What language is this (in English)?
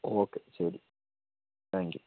Malayalam